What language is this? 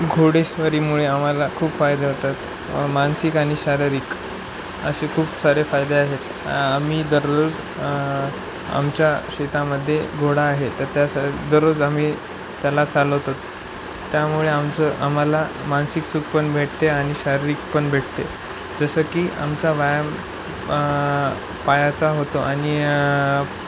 Marathi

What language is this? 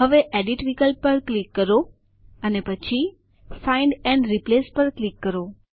Gujarati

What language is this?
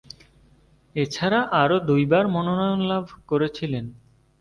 Bangla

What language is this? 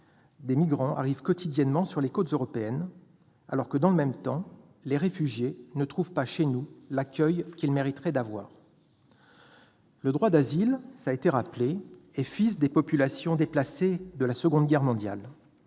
French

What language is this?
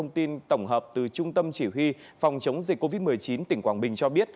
Vietnamese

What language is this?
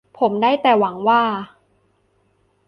Thai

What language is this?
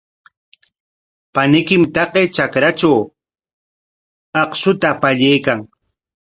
Corongo Ancash Quechua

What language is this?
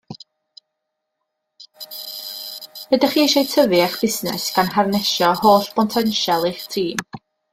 Welsh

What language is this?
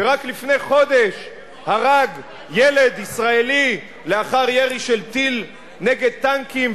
Hebrew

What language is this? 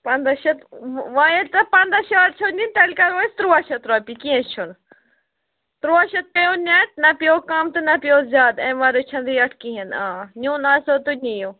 Kashmiri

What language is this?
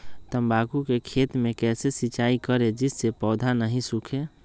Magahi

